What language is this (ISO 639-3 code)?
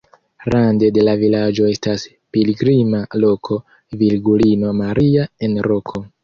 epo